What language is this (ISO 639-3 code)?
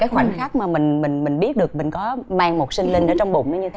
vie